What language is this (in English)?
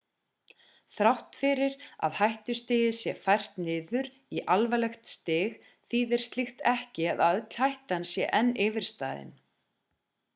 Icelandic